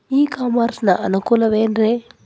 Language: Kannada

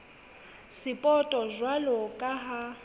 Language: Southern Sotho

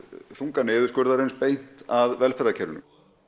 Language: Icelandic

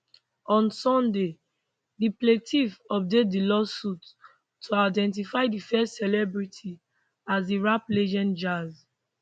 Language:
Nigerian Pidgin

